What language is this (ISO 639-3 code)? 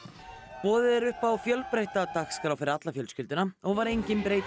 isl